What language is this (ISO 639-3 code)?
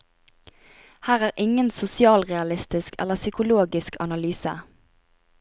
nor